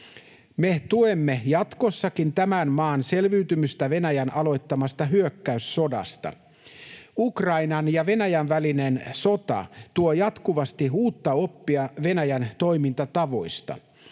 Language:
Finnish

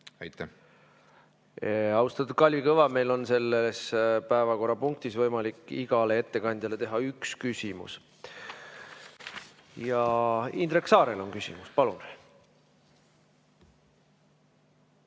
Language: Estonian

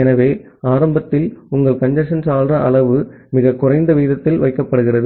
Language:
Tamil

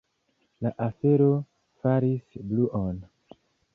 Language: Esperanto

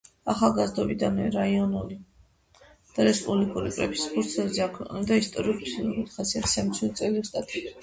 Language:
Georgian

